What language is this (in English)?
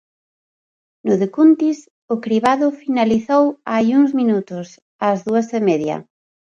Galician